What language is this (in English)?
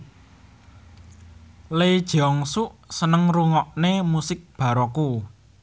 Javanese